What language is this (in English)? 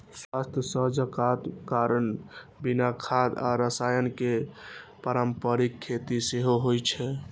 Maithili